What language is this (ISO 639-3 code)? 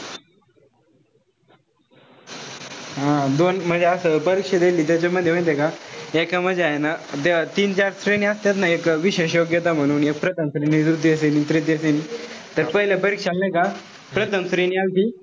mar